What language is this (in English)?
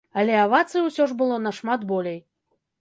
Belarusian